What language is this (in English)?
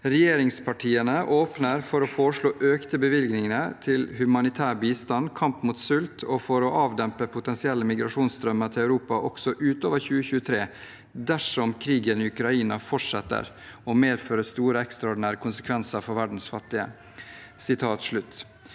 Norwegian